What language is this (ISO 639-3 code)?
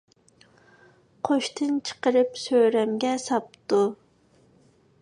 uig